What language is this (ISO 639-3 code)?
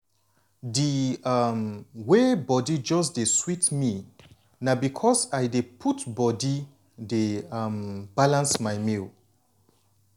pcm